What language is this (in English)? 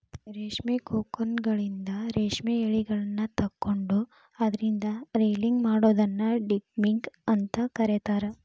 Kannada